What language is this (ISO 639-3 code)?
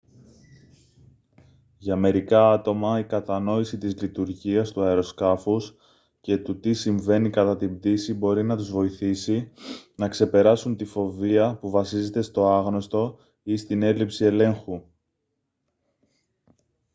ell